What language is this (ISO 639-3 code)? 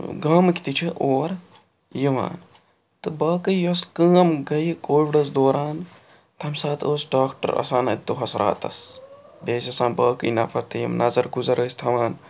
kas